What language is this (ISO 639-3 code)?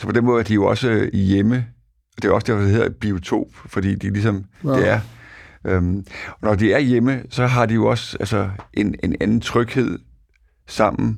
dan